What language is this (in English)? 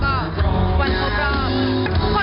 Thai